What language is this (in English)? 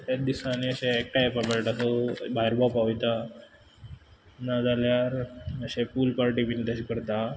Konkani